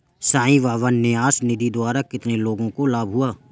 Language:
Hindi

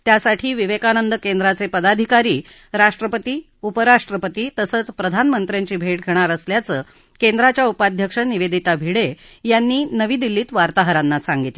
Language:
Marathi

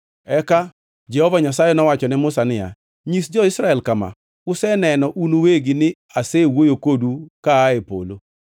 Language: Luo (Kenya and Tanzania)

